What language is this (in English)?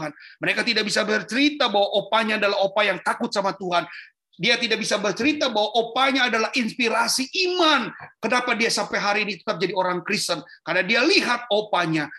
Indonesian